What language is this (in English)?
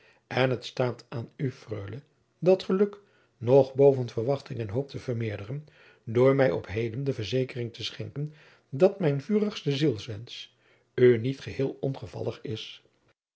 Dutch